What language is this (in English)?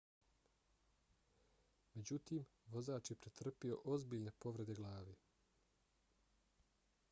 Bosnian